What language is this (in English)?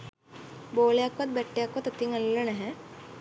Sinhala